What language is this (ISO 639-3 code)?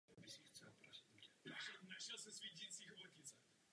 ces